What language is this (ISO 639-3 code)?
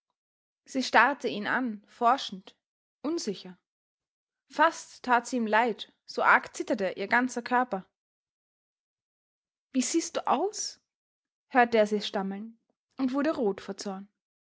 deu